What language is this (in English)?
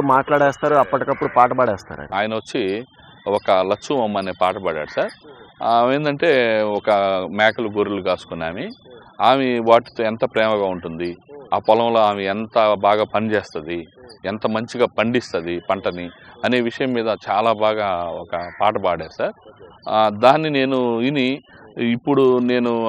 Romanian